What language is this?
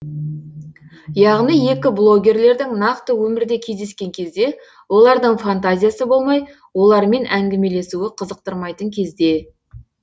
Kazakh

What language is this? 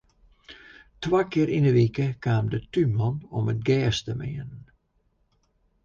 Western Frisian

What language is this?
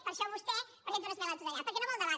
Catalan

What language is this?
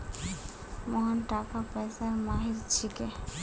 Magahi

